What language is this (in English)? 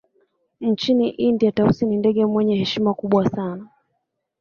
Swahili